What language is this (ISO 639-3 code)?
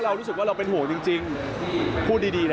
tha